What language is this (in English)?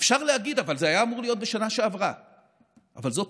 Hebrew